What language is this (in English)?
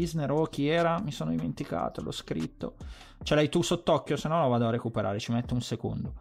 Italian